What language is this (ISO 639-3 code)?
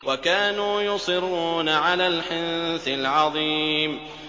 ara